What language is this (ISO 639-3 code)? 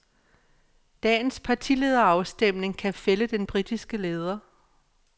dan